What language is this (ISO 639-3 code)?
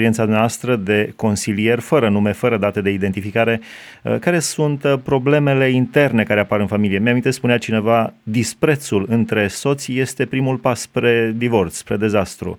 ron